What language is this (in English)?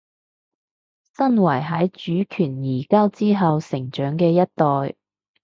Cantonese